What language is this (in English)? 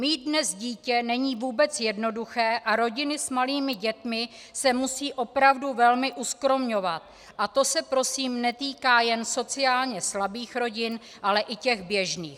Czech